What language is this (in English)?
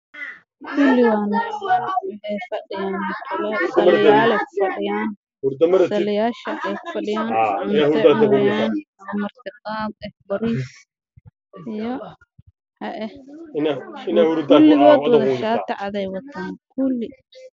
Somali